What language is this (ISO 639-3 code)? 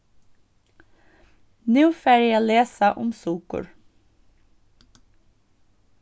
fao